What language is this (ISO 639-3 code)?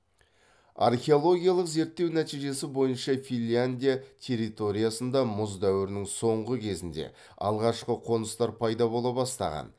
kaz